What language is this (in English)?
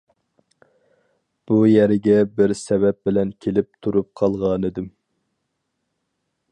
Uyghur